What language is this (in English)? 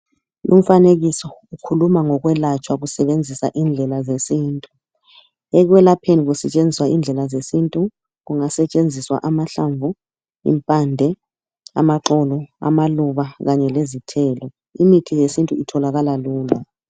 North Ndebele